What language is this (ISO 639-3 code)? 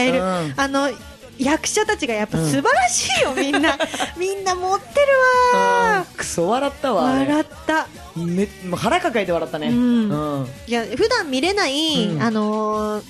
jpn